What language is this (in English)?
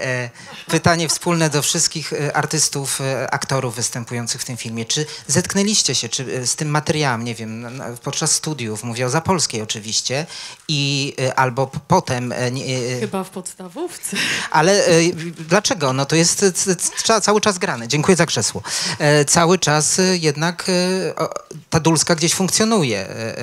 Polish